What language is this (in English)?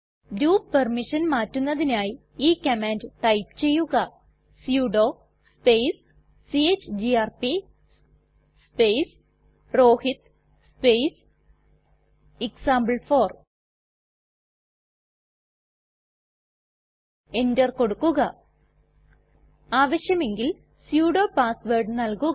Malayalam